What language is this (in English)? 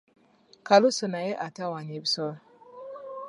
Ganda